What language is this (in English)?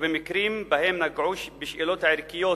Hebrew